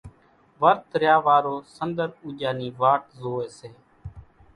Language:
Kachi Koli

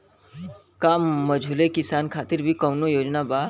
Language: Bhojpuri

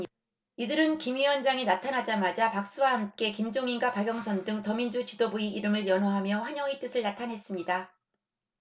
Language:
Korean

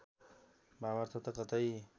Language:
Nepali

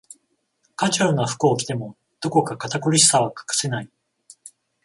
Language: Japanese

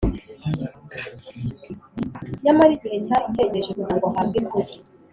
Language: Kinyarwanda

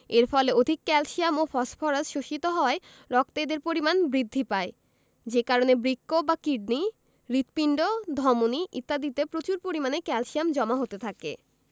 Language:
Bangla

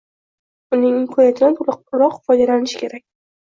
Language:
Uzbek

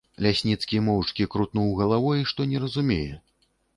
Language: Belarusian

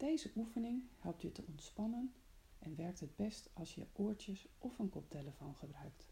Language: Dutch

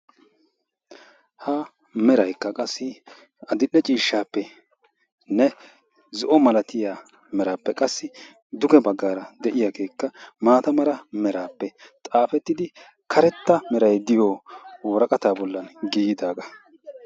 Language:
Wolaytta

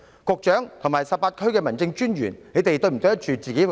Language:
Cantonese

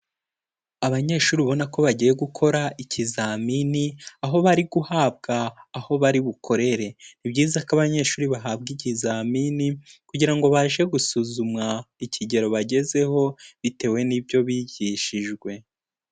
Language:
Kinyarwanda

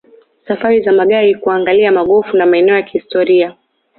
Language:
Swahili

